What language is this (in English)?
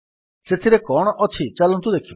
Odia